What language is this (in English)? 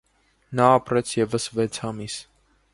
Armenian